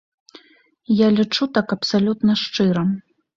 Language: Belarusian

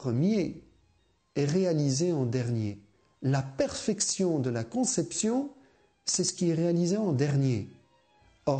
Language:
French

